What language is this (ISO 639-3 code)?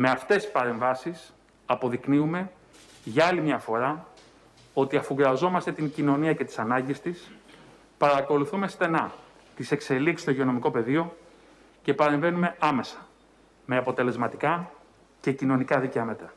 ell